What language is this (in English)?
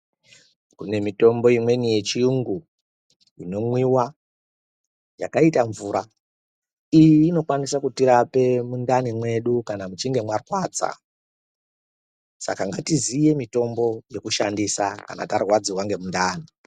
Ndau